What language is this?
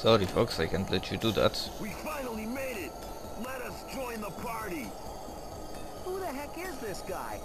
Polish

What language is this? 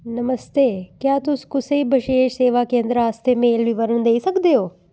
Dogri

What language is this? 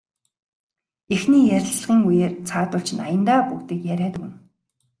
Mongolian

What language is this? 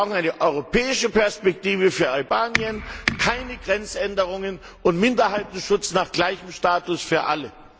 German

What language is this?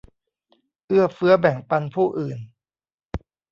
Thai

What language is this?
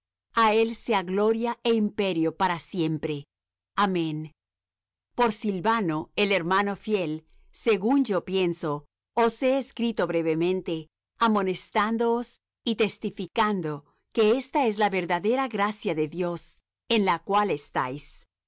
Spanish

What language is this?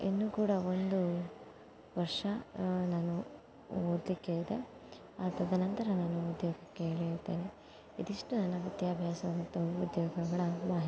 Kannada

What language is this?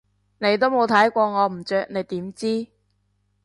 Cantonese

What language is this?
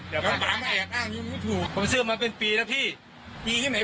Thai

